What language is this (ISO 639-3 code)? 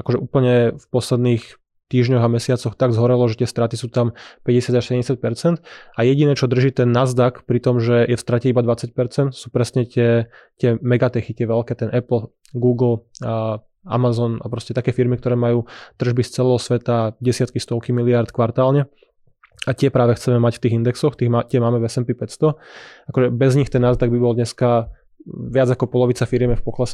slk